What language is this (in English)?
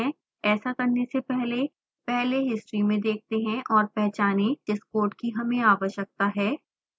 Hindi